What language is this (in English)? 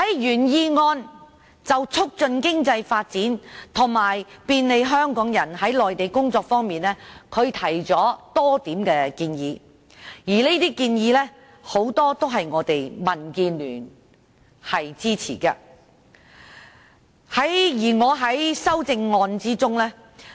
Cantonese